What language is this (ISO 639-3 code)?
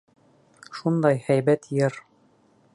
bak